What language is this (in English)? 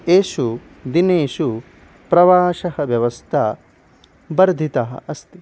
Sanskrit